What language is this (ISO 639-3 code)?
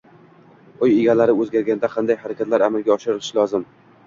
uzb